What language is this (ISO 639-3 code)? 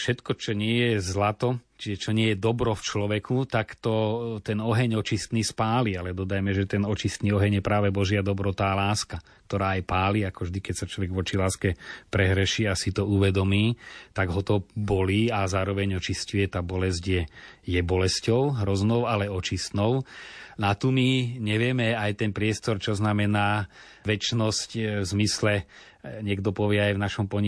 slk